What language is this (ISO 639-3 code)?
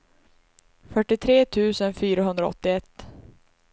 swe